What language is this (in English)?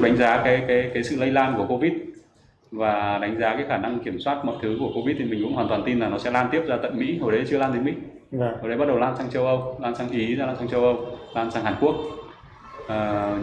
Vietnamese